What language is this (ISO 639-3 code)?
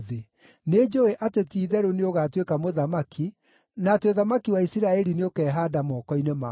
kik